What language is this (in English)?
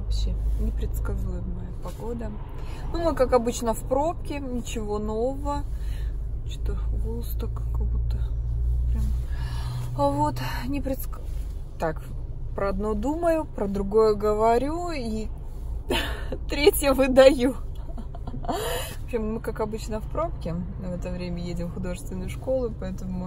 Russian